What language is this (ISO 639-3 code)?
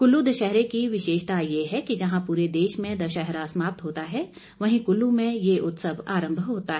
hin